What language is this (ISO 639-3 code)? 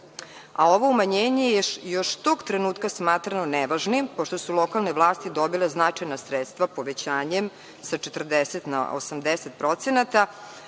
srp